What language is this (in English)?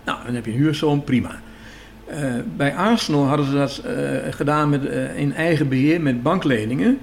Dutch